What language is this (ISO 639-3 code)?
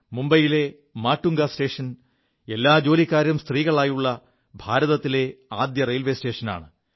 mal